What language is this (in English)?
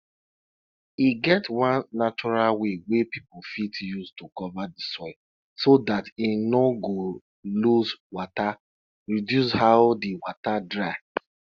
Nigerian Pidgin